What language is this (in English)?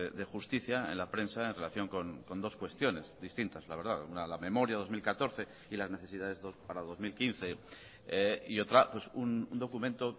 Spanish